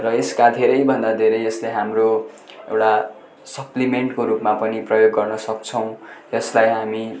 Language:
Nepali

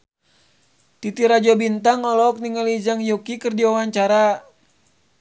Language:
Sundanese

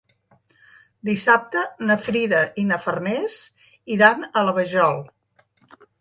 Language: Catalan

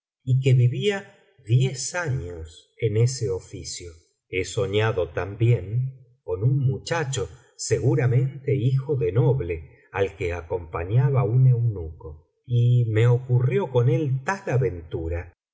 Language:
Spanish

